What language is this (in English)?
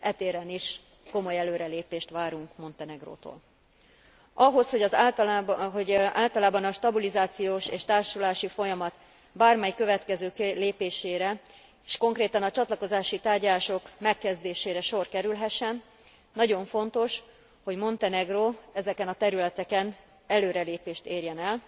Hungarian